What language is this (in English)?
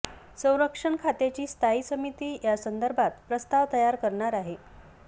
Marathi